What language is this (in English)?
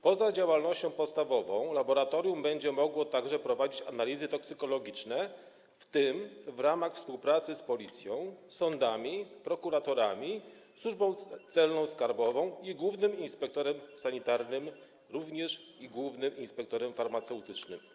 Polish